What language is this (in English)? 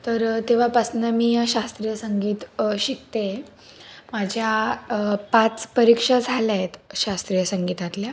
Marathi